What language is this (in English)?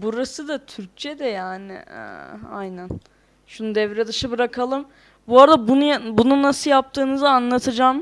Turkish